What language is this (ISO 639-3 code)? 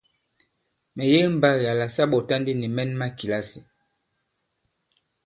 abb